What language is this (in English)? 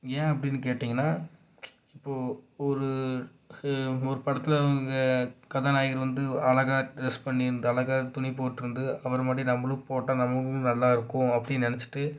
Tamil